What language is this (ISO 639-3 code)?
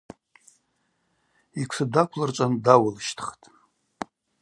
abq